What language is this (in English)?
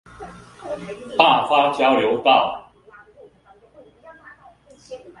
Chinese